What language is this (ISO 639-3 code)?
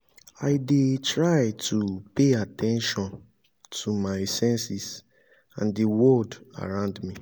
pcm